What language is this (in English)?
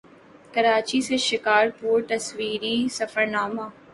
Urdu